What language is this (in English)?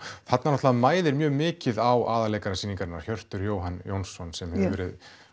Icelandic